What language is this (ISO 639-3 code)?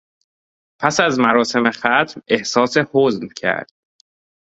fas